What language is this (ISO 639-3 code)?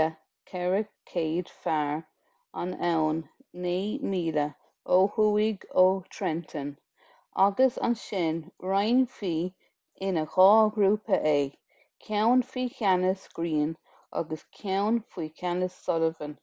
gle